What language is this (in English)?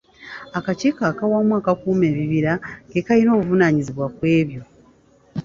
Ganda